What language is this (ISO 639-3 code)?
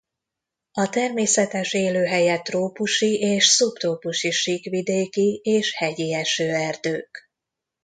hun